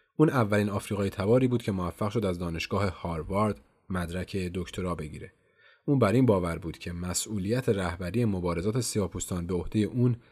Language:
Persian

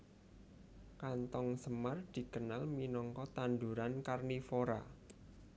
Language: Javanese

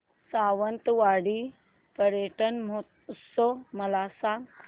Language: Marathi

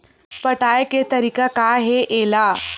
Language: Chhattisgarhi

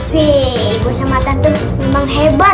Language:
Indonesian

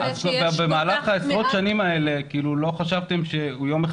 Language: Hebrew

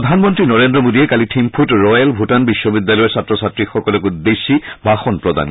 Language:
Assamese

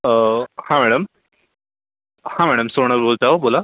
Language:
Marathi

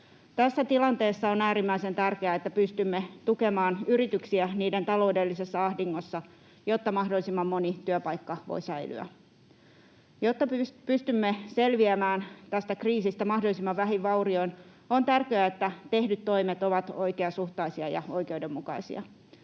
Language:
Finnish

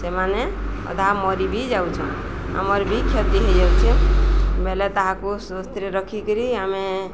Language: Odia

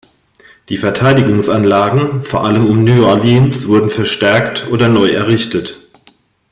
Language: German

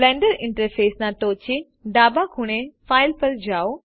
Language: Gujarati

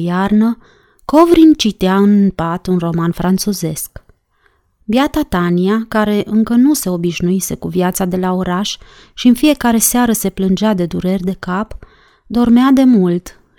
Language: Romanian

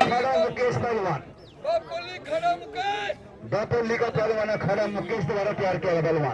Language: Hindi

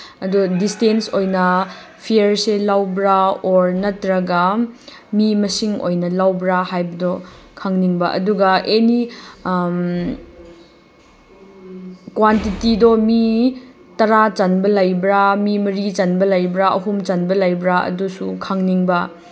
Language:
Manipuri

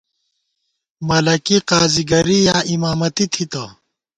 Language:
Gawar-Bati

